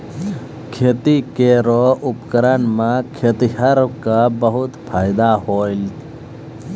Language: Maithili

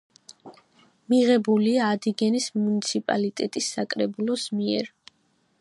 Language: Georgian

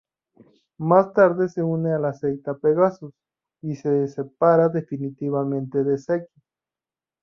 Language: Spanish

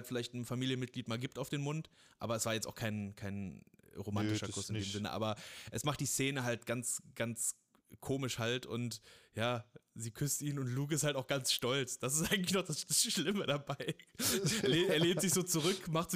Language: German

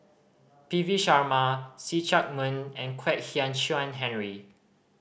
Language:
English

